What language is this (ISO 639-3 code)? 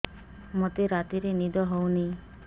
ori